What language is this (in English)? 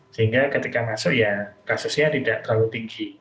Indonesian